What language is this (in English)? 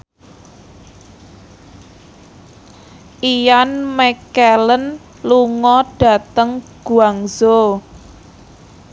Javanese